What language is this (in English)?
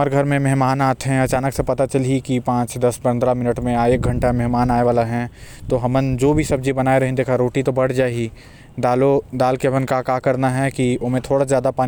Korwa